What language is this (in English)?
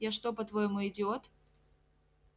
Russian